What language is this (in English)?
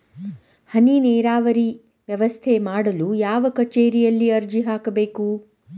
Kannada